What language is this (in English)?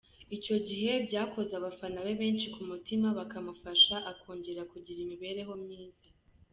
Kinyarwanda